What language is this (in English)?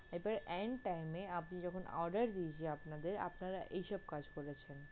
Bangla